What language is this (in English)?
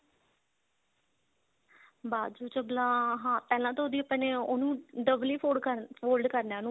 Punjabi